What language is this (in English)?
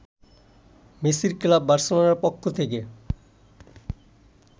Bangla